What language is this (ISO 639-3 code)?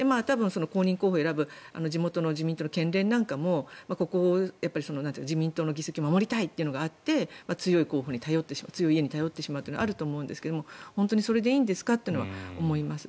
jpn